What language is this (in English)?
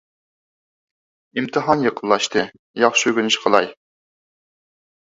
Uyghur